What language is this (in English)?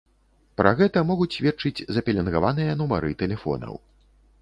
Belarusian